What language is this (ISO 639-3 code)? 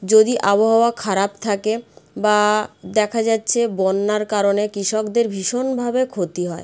ben